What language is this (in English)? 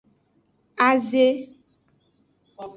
Aja (Benin)